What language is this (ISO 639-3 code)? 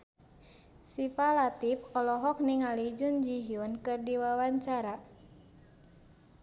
sun